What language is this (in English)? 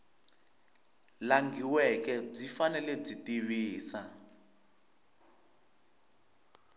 Tsonga